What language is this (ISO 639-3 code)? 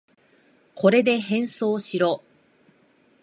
jpn